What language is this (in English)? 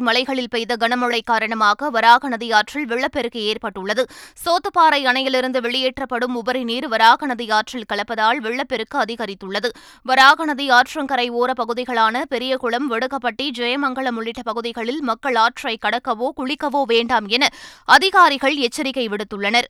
Tamil